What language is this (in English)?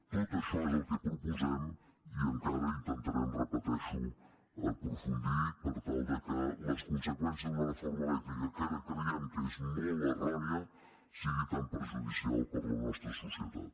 Catalan